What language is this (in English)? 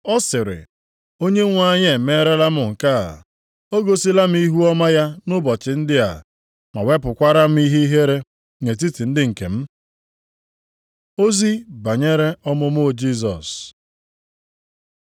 Igbo